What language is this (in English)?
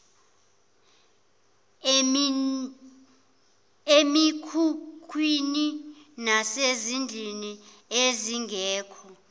Zulu